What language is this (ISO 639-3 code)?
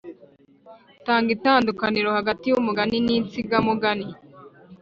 kin